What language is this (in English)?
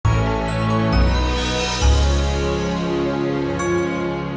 Indonesian